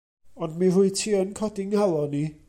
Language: Welsh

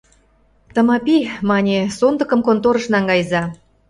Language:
Mari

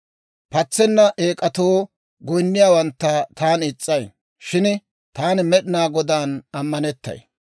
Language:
Dawro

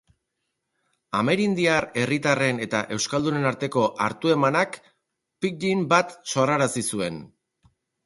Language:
Basque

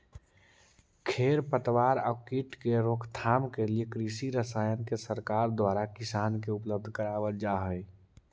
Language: Magahi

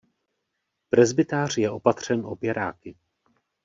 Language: Czech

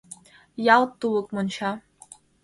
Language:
Mari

